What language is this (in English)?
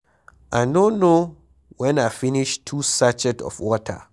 Nigerian Pidgin